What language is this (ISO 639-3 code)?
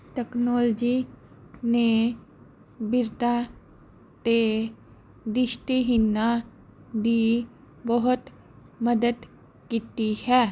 pan